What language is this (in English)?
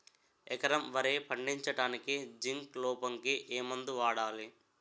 Telugu